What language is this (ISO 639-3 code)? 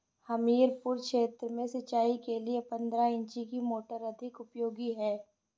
hin